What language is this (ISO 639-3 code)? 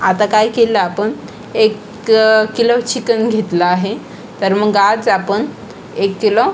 mar